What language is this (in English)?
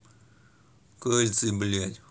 Russian